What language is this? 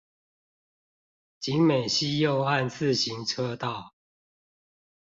Chinese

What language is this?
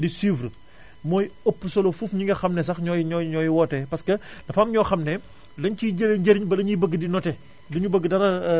Wolof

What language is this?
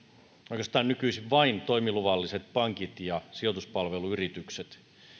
Finnish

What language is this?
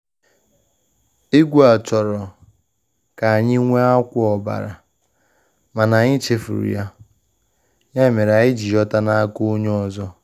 Igbo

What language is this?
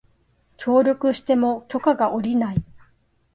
Japanese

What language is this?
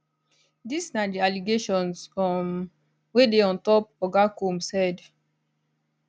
Nigerian Pidgin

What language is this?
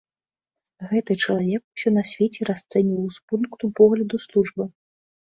Belarusian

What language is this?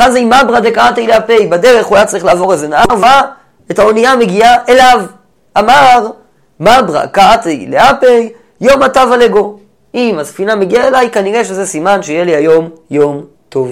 Hebrew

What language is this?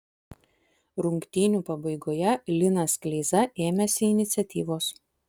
Lithuanian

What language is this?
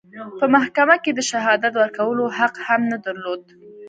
Pashto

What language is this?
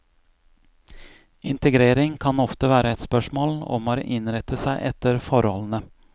Norwegian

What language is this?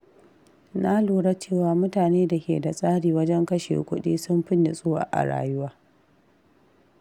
Hausa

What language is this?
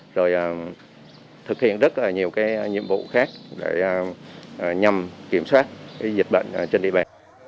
Vietnamese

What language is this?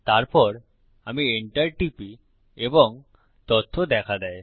Bangla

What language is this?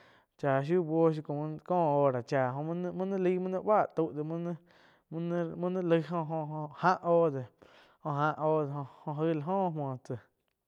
Quiotepec Chinantec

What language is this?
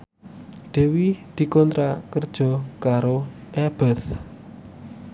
Javanese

